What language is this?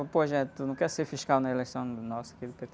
Portuguese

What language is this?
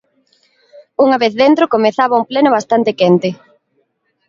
Galician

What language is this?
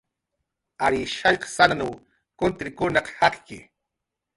Jaqaru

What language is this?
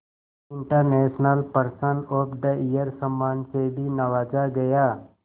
Hindi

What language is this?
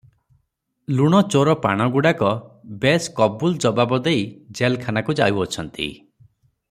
Odia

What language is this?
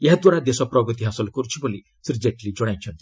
Odia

